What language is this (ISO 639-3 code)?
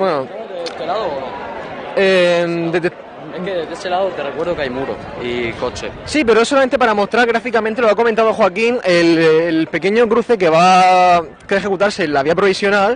spa